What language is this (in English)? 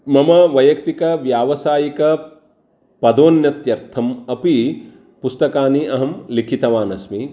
Sanskrit